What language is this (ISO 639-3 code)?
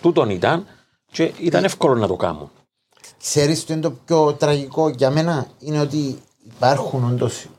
ell